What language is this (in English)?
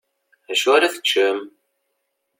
Kabyle